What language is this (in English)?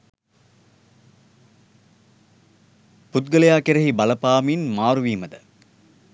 Sinhala